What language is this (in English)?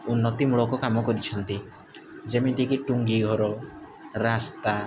Odia